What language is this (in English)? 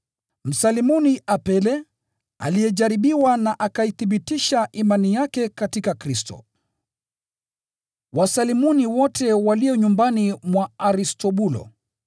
Swahili